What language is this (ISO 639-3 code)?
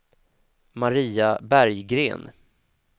swe